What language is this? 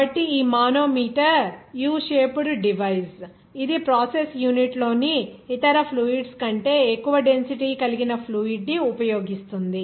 Telugu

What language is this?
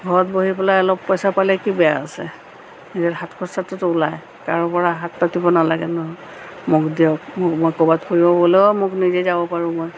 Assamese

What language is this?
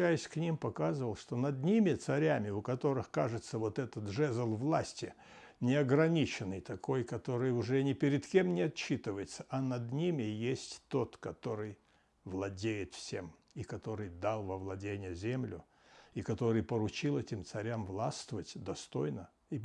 Russian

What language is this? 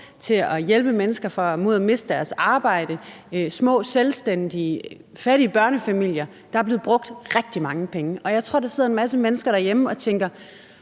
Danish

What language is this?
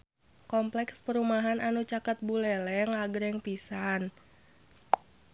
Sundanese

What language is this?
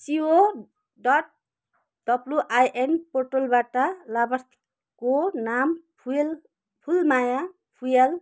Nepali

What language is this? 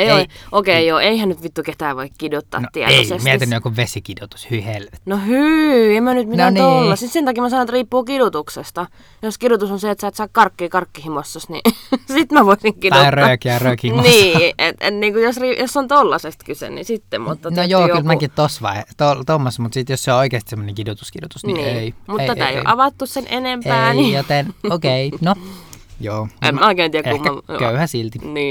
Finnish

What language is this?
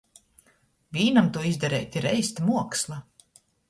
Latgalian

